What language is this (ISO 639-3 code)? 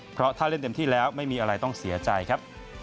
tha